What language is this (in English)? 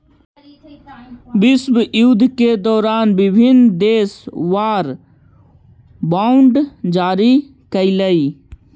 Magahi